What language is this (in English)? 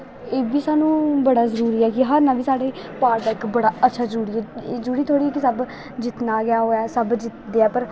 Dogri